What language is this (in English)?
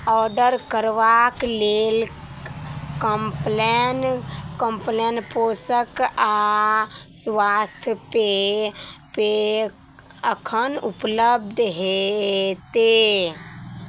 Maithili